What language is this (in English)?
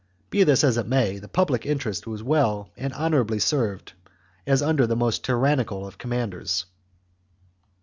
English